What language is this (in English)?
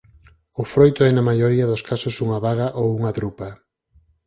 Galician